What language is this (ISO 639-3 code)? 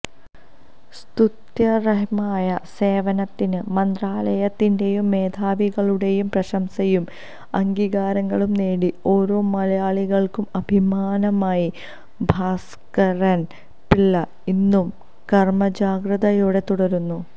mal